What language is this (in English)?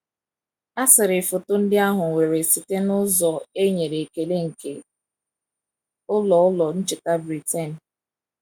Igbo